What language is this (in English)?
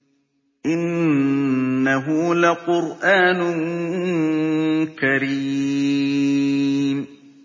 Arabic